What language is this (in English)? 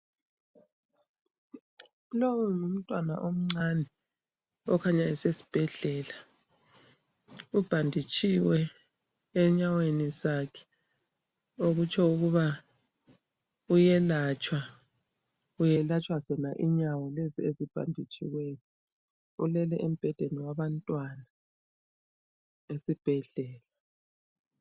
North Ndebele